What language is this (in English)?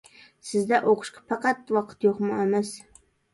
Uyghur